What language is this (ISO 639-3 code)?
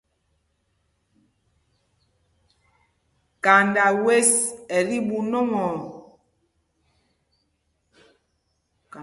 mgg